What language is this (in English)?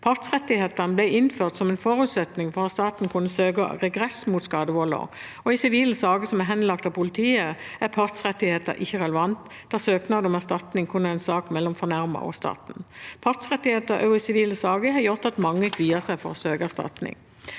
Norwegian